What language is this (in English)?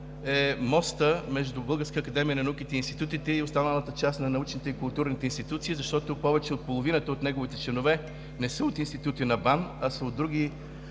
Bulgarian